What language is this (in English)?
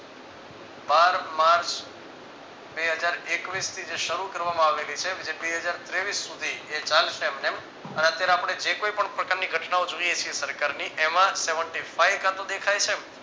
Gujarati